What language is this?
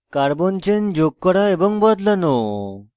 Bangla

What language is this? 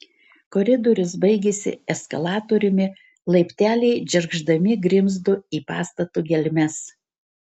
Lithuanian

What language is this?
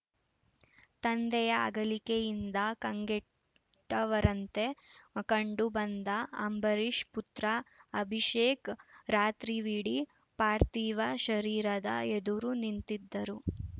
Kannada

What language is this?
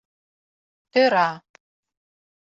Mari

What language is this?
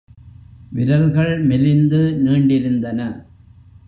Tamil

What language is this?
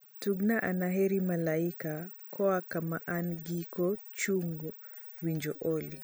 Luo (Kenya and Tanzania)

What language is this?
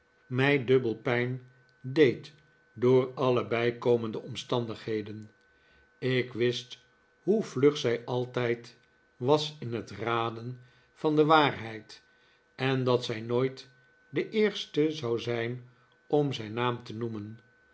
Dutch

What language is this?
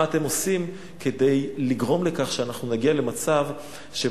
Hebrew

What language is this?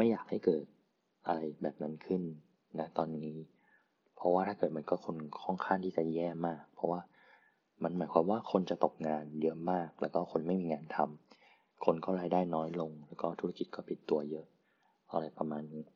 Thai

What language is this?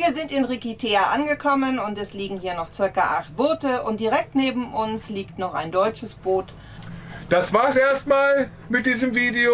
German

